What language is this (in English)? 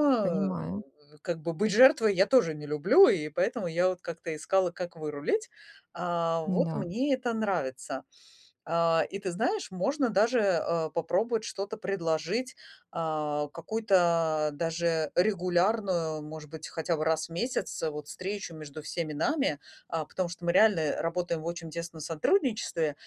Russian